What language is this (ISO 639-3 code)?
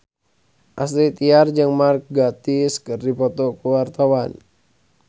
sun